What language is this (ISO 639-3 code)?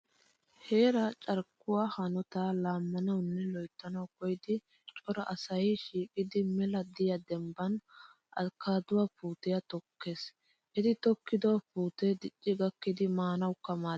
wal